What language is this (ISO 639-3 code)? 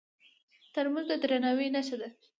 pus